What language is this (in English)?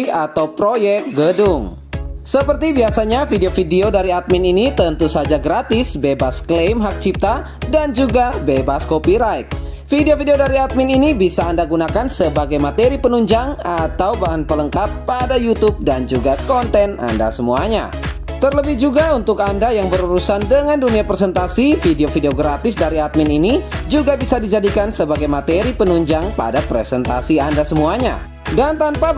Indonesian